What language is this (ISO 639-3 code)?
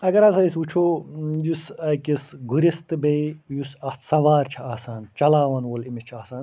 kas